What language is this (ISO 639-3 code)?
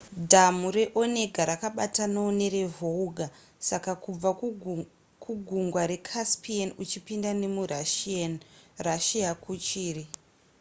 sna